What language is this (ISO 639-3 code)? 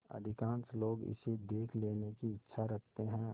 hin